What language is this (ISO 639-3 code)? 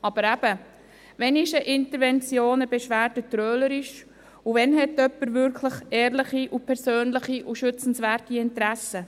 gsw